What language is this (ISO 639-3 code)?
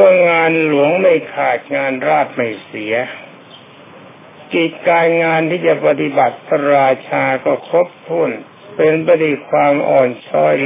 tha